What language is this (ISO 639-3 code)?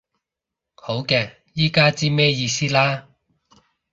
yue